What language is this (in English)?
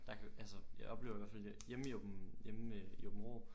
Danish